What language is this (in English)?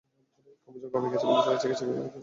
Bangla